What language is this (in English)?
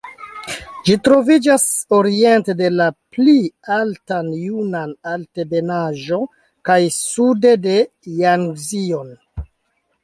Esperanto